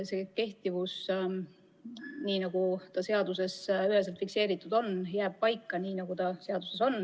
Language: Estonian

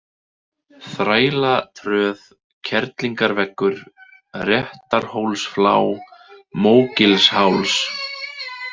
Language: Icelandic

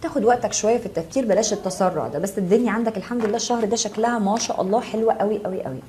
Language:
Arabic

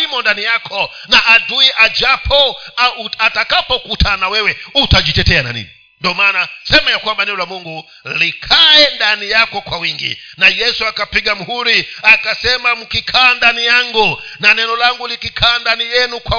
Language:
Swahili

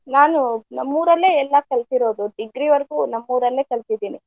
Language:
Kannada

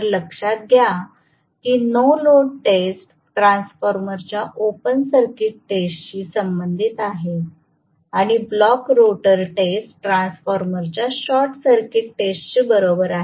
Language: Marathi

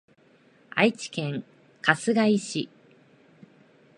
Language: Japanese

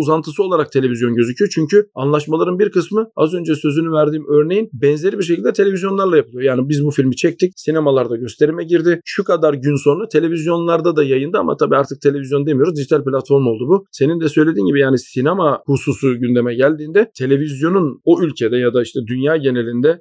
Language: Turkish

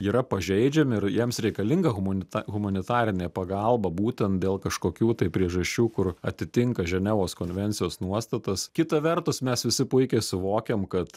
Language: Lithuanian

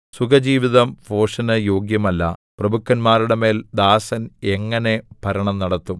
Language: Malayalam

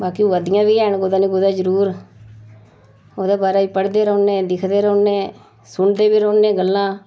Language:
Dogri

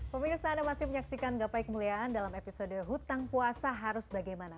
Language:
Indonesian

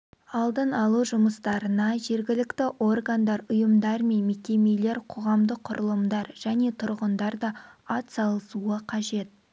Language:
Kazakh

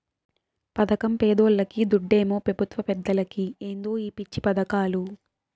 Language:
Telugu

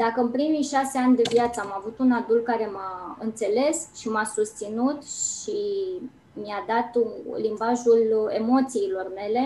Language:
Romanian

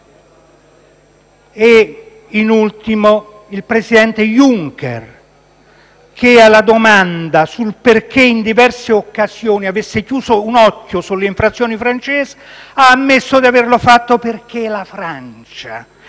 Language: Italian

